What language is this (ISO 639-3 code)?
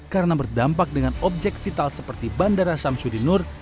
ind